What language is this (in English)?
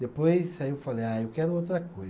Portuguese